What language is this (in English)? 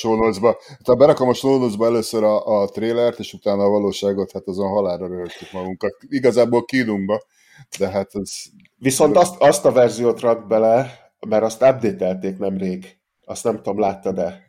Hungarian